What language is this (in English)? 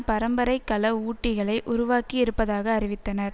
Tamil